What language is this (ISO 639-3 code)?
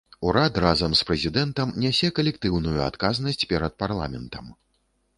bel